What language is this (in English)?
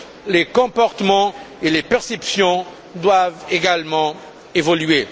French